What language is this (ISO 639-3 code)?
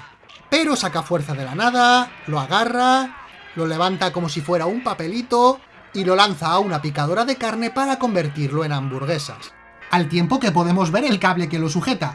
spa